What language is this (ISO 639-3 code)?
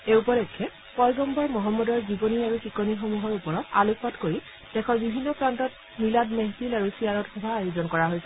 asm